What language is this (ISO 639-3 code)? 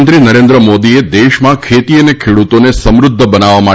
guj